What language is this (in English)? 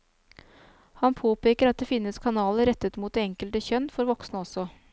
Norwegian